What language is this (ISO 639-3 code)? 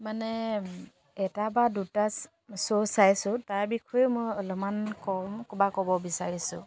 asm